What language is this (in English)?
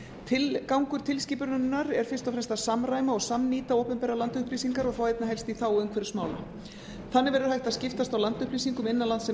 Icelandic